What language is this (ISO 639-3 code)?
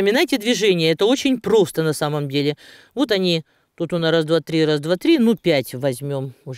rus